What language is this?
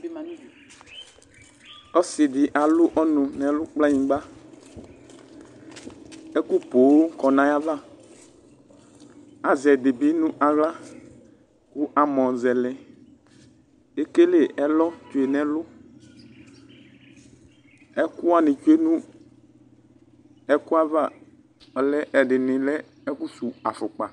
Ikposo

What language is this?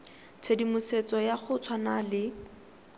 Tswana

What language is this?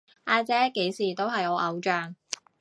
Cantonese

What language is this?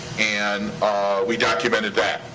English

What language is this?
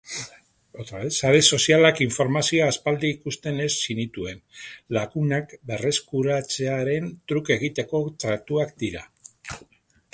Basque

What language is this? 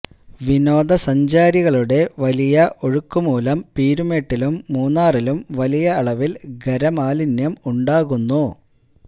Malayalam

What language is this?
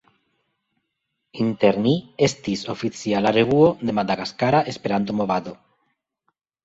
Esperanto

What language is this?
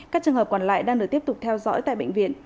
Vietnamese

